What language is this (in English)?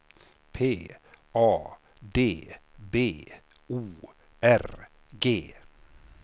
Swedish